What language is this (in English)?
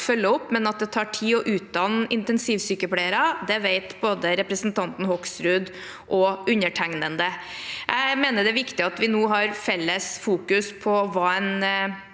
Norwegian